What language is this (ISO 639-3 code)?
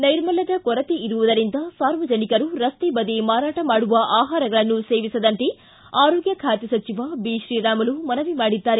kan